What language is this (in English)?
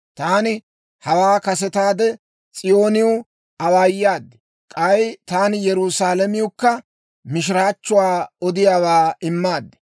Dawro